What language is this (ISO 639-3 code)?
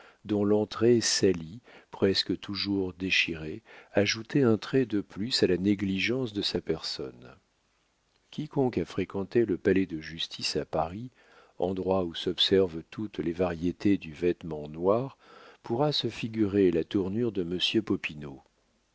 fra